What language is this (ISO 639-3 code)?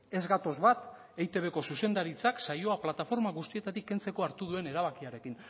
eus